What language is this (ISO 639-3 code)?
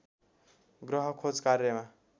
nep